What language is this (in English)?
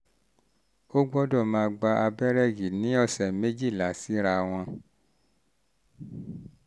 Yoruba